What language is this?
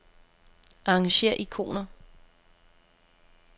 Danish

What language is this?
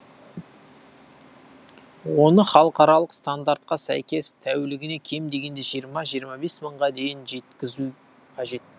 Kazakh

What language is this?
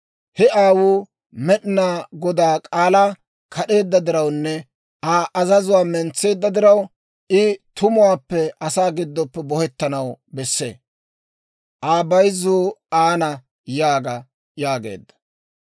Dawro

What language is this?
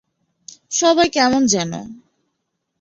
Bangla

